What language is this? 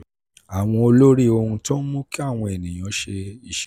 Yoruba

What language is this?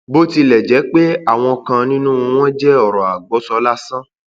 Yoruba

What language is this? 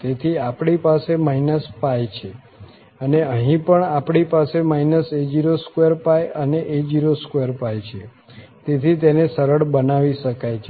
Gujarati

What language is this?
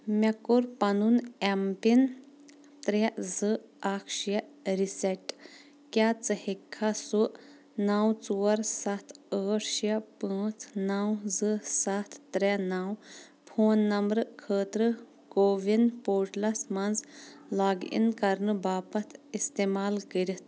Kashmiri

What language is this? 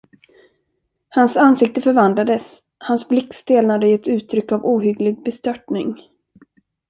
Swedish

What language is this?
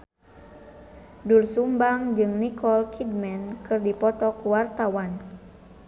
Sundanese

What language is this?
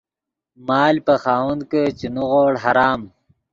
Yidgha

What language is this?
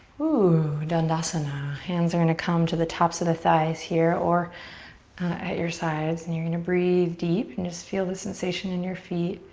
English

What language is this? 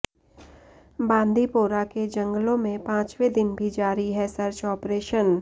Hindi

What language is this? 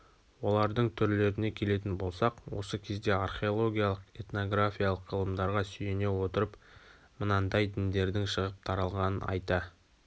Kazakh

